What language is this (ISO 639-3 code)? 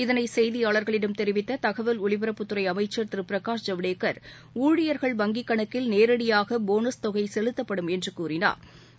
tam